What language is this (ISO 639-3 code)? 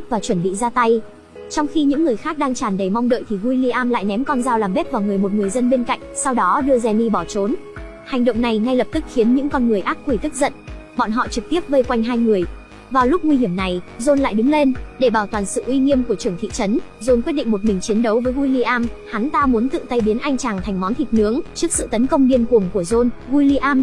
vie